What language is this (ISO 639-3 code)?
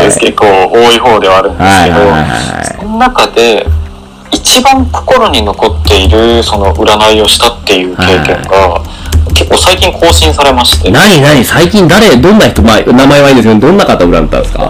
jpn